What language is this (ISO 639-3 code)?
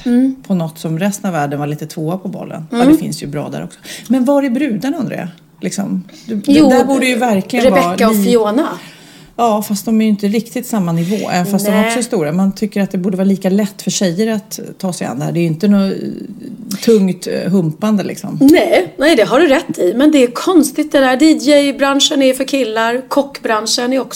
swe